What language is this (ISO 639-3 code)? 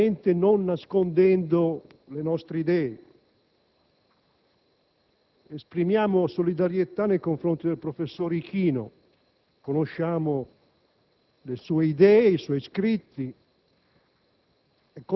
ita